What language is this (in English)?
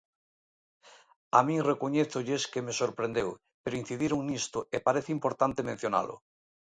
Galician